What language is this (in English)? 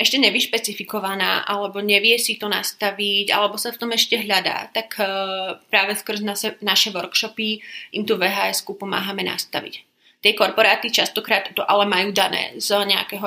Slovak